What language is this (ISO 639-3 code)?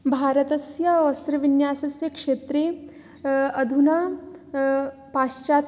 san